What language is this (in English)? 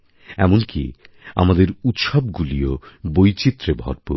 Bangla